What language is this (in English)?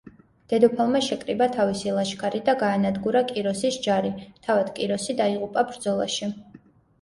Georgian